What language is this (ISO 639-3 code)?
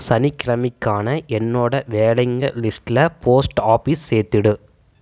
tam